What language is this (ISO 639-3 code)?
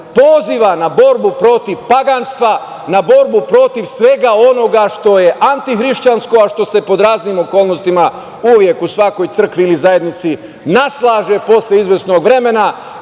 srp